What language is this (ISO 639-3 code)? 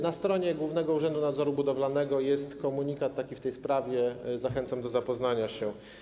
pol